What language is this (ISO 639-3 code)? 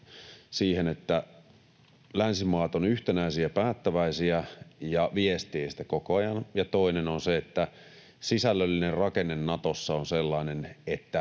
fin